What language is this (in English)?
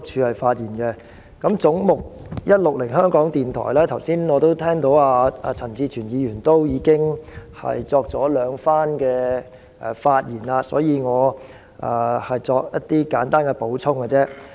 Cantonese